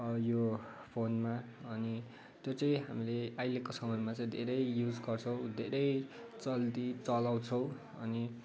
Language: Nepali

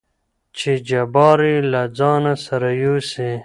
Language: Pashto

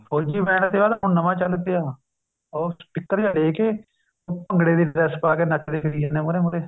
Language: Punjabi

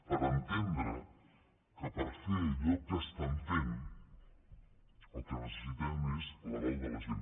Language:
Catalan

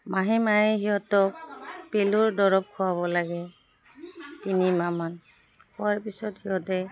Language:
Assamese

